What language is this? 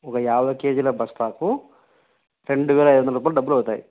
Telugu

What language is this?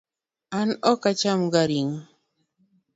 Luo (Kenya and Tanzania)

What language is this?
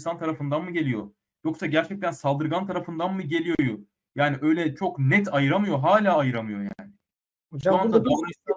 Turkish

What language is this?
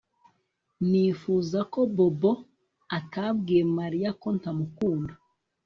Kinyarwanda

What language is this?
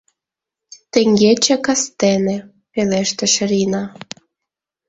Mari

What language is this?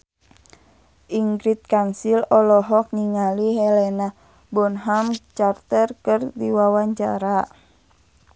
Sundanese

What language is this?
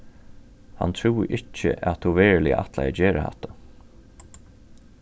Faroese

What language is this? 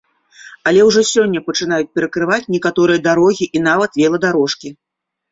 Belarusian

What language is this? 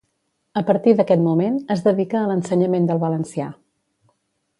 Catalan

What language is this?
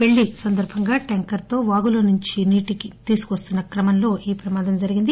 Telugu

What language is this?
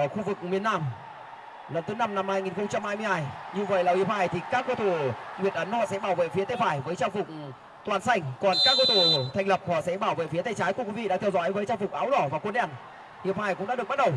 Vietnamese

